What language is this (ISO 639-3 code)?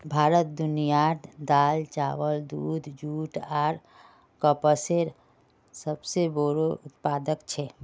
mag